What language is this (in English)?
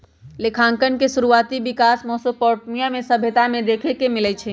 Magahi